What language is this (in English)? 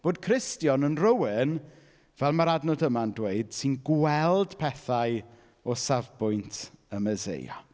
Welsh